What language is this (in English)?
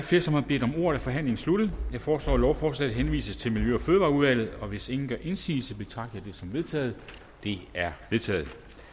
Danish